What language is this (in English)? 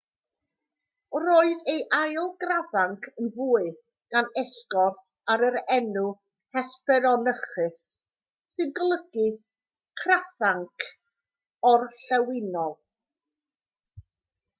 Welsh